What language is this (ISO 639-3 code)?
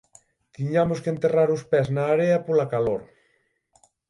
glg